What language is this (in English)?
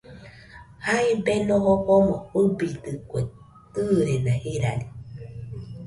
Nüpode Huitoto